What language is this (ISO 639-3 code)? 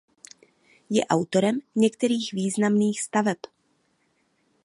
ces